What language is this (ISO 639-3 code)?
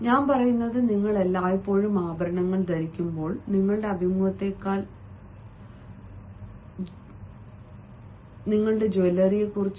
mal